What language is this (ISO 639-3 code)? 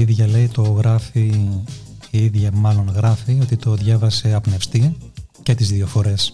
ell